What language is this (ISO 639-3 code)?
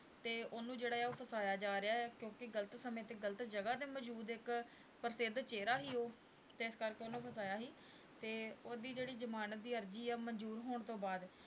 pan